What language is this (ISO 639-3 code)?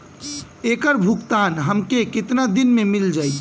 bho